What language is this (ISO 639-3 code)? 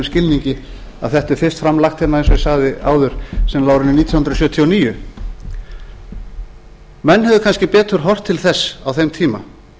isl